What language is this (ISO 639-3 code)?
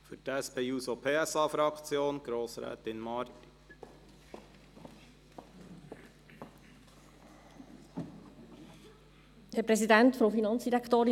gsw